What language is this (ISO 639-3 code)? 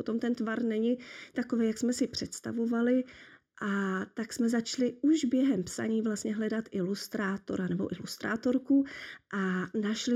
ces